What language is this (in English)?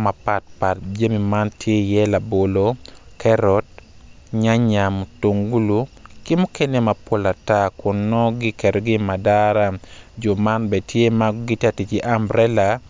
Acoli